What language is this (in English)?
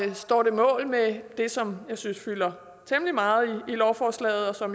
Danish